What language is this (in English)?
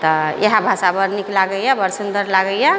Maithili